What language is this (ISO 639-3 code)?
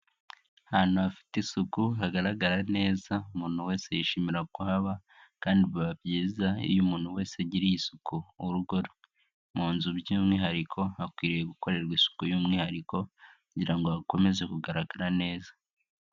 kin